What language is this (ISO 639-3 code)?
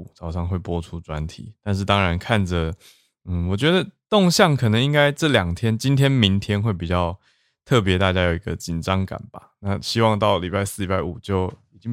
zho